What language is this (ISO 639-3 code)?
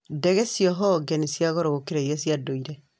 kik